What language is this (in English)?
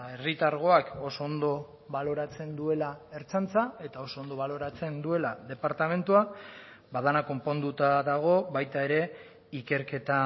Basque